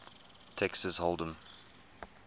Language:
English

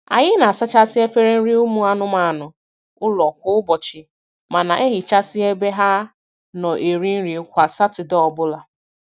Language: Igbo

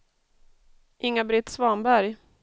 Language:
Swedish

